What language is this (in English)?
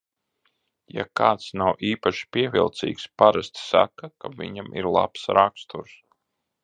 Latvian